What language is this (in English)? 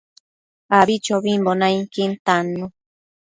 Matsés